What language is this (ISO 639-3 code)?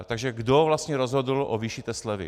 ces